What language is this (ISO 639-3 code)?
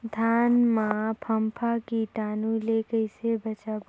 hne